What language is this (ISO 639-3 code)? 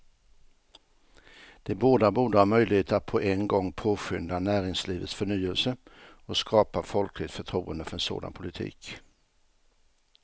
swe